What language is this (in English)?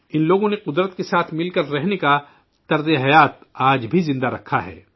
Urdu